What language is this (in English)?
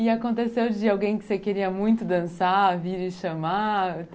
Portuguese